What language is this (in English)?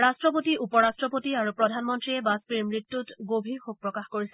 Assamese